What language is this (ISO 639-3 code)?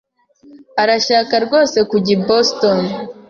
kin